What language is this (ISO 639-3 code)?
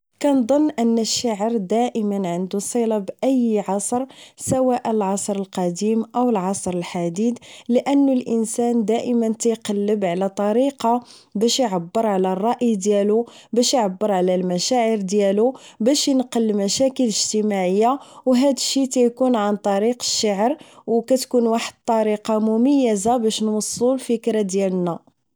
ary